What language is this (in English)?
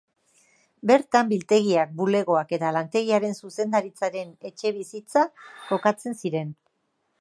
Basque